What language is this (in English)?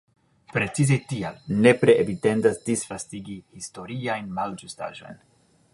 Esperanto